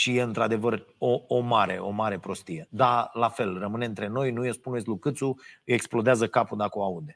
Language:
Romanian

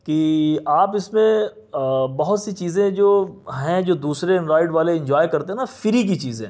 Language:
Urdu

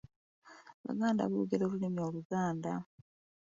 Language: Ganda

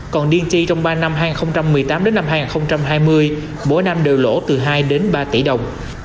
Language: Vietnamese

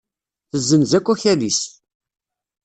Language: Kabyle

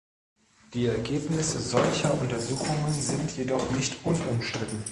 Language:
German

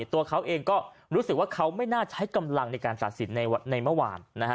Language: Thai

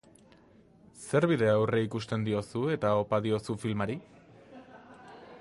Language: Basque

